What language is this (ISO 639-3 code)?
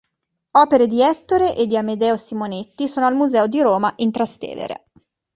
ita